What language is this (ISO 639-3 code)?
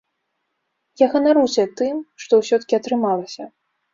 bel